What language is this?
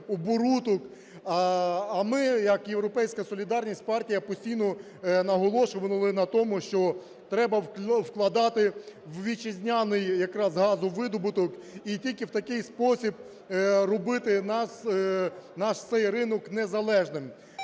Ukrainian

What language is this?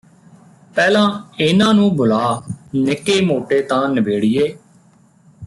Punjabi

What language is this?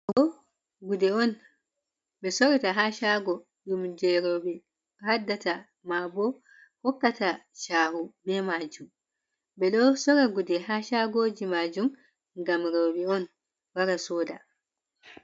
Fula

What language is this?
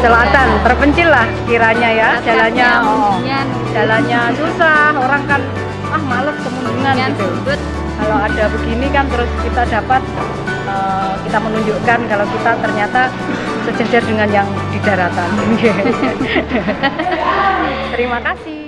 Indonesian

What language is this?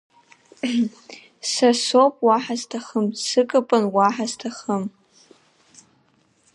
Abkhazian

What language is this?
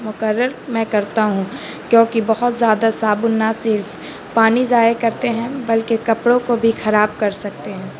Urdu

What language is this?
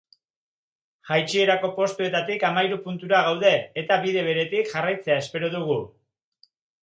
Basque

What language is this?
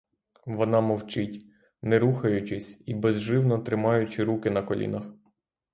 Ukrainian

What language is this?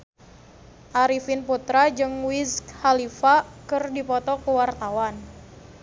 Sundanese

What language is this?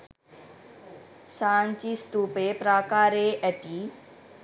Sinhala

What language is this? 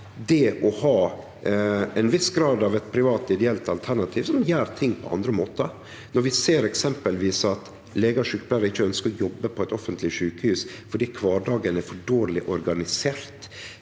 Norwegian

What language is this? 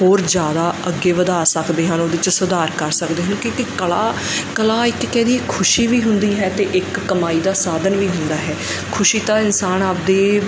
Punjabi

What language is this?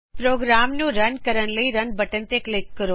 Punjabi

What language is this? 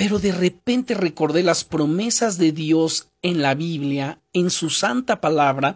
Spanish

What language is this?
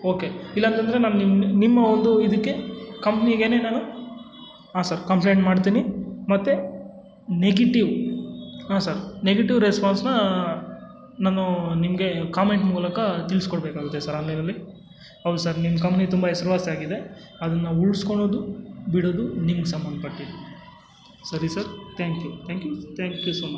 Kannada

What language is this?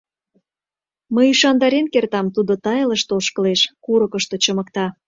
Mari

